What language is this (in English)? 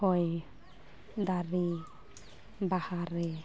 Santali